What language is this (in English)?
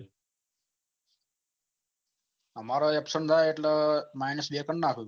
Gujarati